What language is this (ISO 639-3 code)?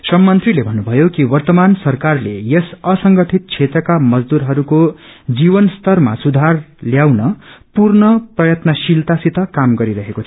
nep